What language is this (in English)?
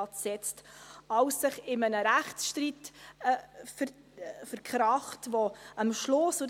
Swiss German